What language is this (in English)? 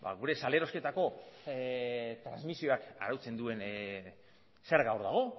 Basque